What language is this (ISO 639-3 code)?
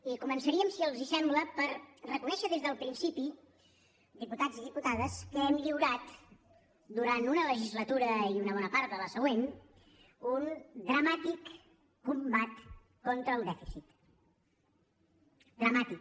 cat